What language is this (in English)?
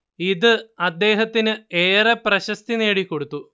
Malayalam